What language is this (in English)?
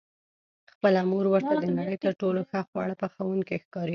Pashto